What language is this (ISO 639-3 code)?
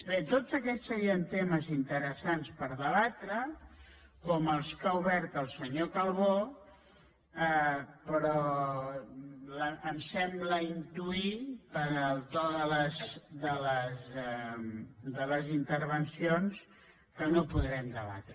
cat